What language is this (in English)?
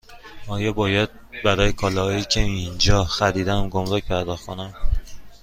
Persian